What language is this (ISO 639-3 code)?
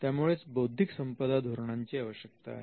mar